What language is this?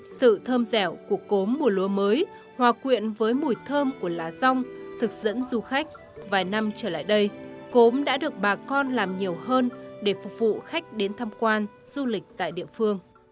Vietnamese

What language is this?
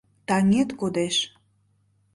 Mari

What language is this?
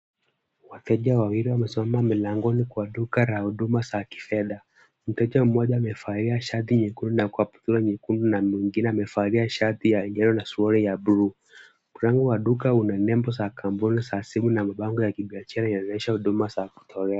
Swahili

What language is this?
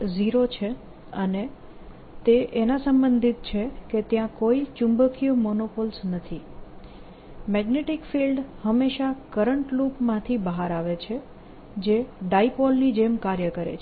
Gujarati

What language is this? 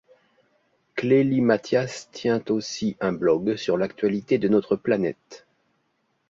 French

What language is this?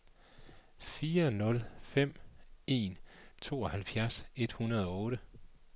Danish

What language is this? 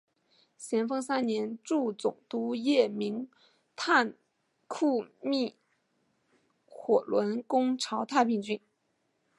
Chinese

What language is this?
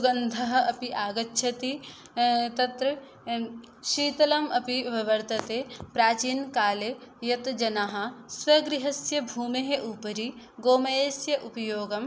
Sanskrit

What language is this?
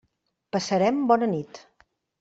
Catalan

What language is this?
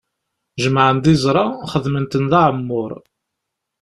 Kabyle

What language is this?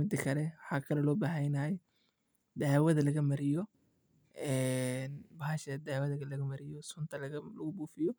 Somali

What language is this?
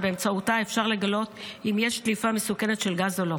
Hebrew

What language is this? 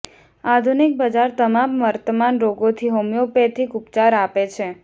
Gujarati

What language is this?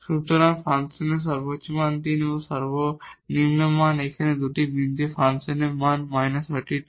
Bangla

